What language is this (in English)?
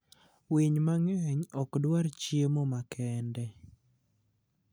Luo (Kenya and Tanzania)